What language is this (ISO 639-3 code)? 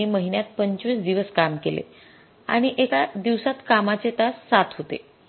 mar